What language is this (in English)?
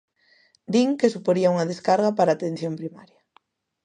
Galician